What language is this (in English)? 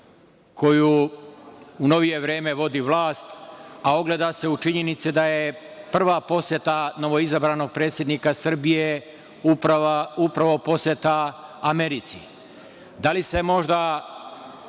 Serbian